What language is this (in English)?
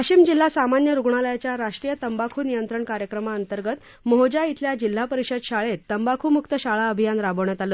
Marathi